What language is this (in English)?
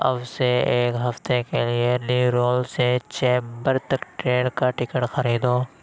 Urdu